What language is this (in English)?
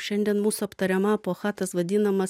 Lithuanian